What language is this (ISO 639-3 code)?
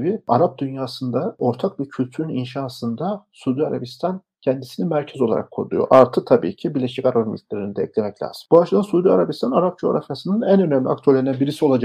tur